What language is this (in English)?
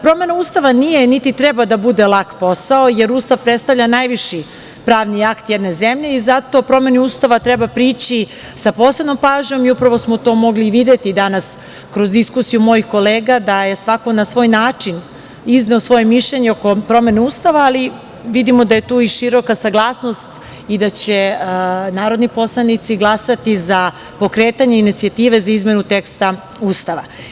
Serbian